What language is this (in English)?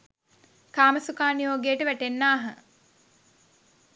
Sinhala